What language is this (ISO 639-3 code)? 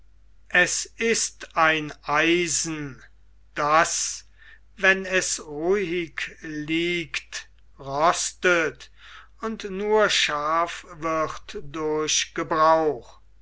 deu